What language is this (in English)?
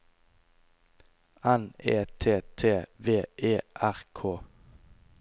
Norwegian